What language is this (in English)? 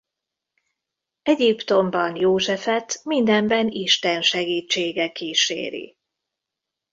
Hungarian